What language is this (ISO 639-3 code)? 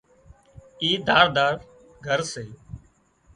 kxp